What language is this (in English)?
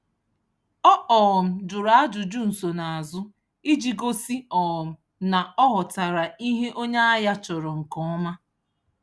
Igbo